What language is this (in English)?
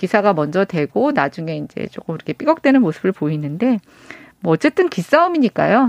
Korean